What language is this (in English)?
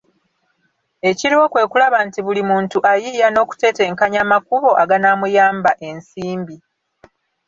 Ganda